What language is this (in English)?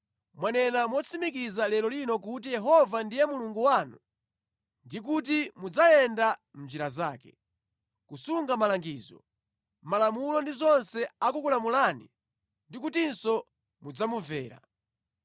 Nyanja